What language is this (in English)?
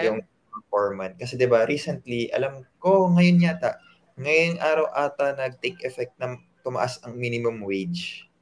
Filipino